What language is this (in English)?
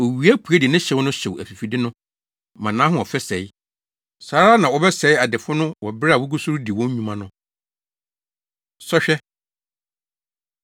Akan